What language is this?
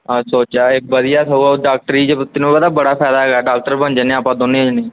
Punjabi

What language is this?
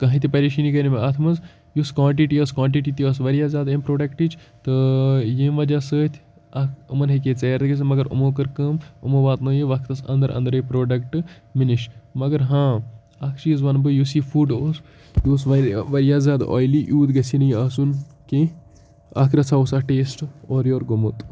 Kashmiri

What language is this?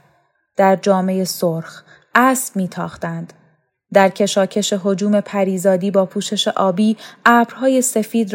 Persian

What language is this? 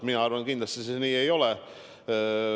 Estonian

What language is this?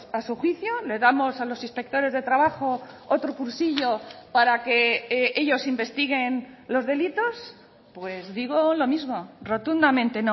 Spanish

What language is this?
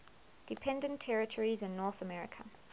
English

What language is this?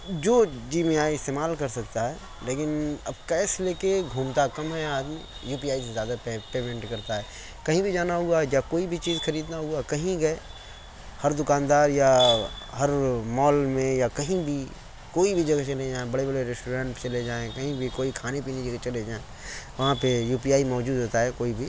Urdu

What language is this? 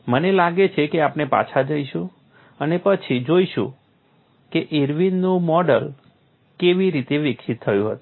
Gujarati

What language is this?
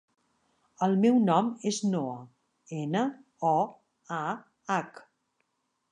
Catalan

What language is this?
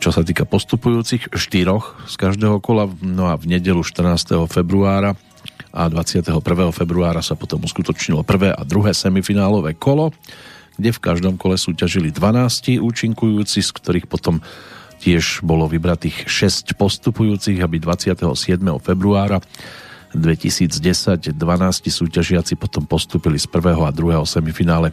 Slovak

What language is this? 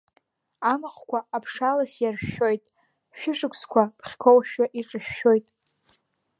Abkhazian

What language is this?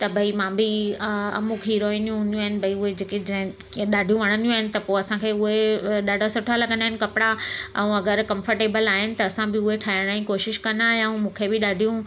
Sindhi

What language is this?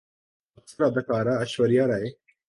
Urdu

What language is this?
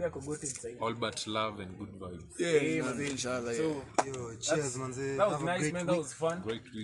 English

